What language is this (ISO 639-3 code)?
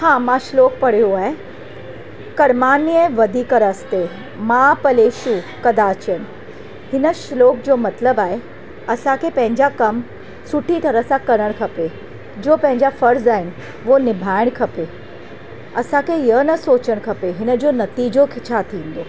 snd